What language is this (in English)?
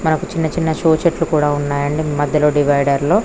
Telugu